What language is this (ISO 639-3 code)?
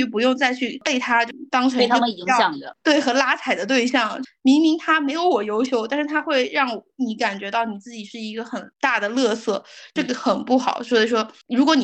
zho